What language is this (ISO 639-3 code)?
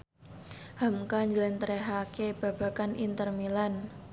jav